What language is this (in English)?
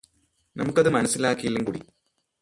Malayalam